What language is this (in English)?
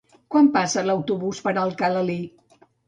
Catalan